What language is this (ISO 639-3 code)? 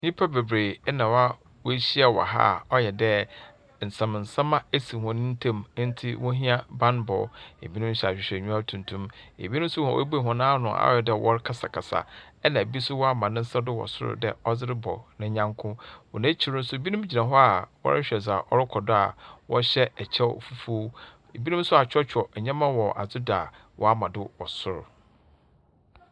aka